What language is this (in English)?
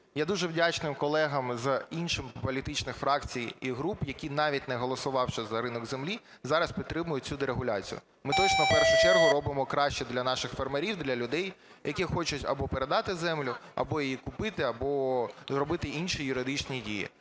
Ukrainian